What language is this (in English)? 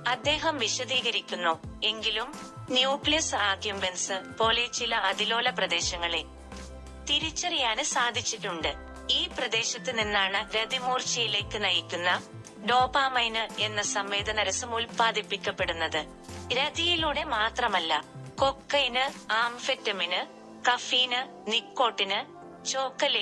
Malayalam